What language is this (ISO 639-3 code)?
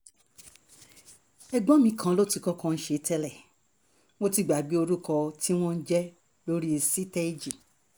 yor